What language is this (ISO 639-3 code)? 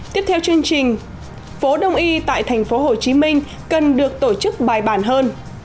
vie